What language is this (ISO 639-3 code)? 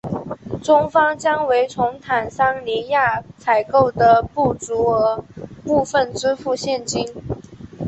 zho